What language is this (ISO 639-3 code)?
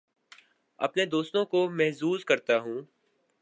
urd